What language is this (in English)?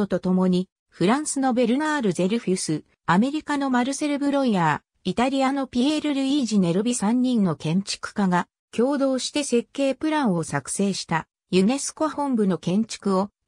Japanese